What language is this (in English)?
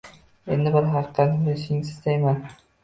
Uzbek